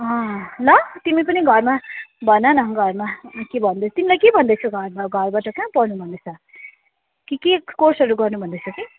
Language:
Nepali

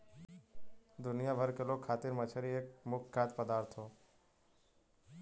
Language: Bhojpuri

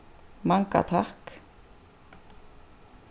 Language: Faroese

